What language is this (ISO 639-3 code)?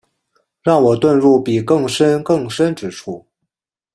zho